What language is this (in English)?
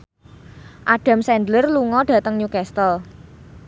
Javanese